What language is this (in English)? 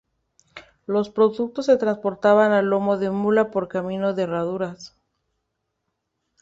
Spanish